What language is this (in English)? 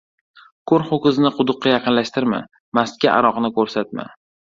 Uzbek